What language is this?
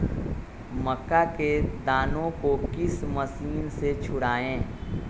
Magahi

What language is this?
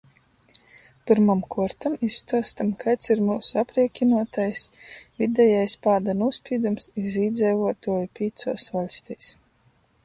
Latgalian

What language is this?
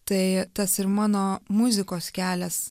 Lithuanian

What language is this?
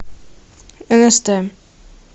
Russian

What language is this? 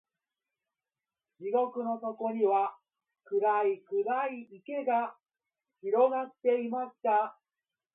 Japanese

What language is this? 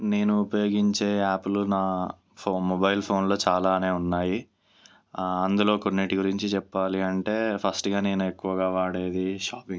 Telugu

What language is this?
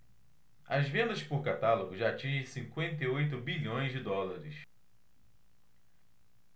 Portuguese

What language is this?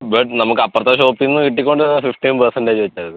Malayalam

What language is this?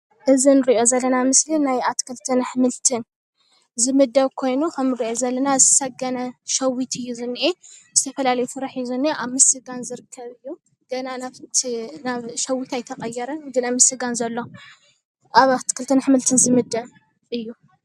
Tigrinya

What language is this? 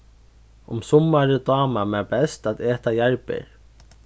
Faroese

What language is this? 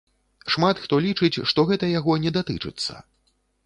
Belarusian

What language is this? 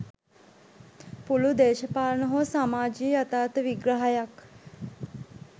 Sinhala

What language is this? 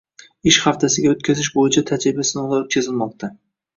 Uzbek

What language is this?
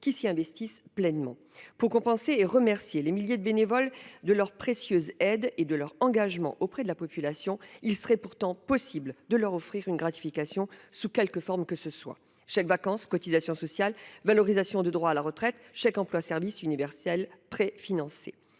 French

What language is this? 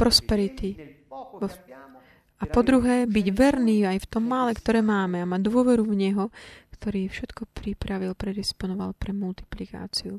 Slovak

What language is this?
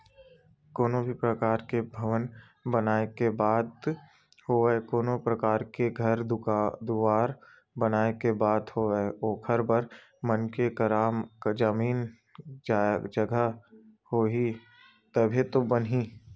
Chhattisgarhi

